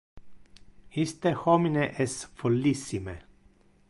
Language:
Interlingua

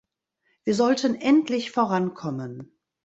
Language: German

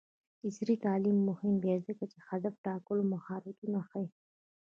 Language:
Pashto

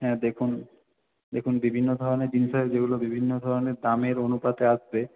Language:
Bangla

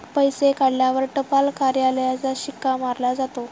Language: Marathi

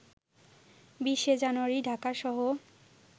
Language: Bangla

